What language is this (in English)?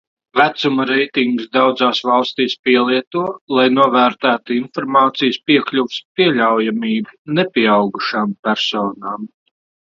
Latvian